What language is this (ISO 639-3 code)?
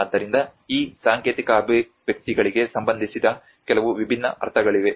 kan